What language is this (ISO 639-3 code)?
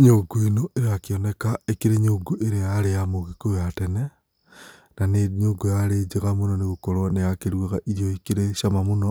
kik